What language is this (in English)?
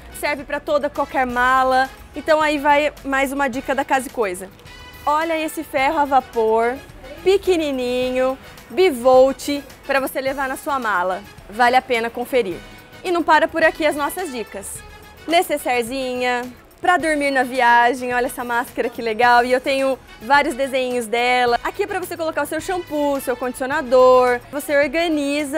Portuguese